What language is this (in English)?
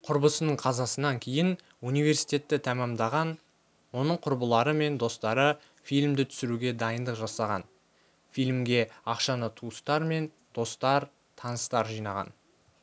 Kazakh